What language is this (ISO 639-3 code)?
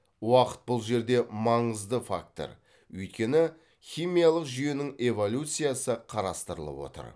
kaz